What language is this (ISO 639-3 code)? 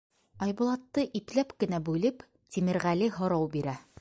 bak